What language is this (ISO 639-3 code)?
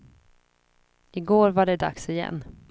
swe